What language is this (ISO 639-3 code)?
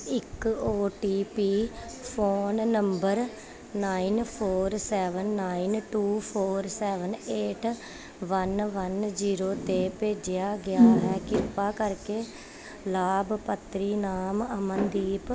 pan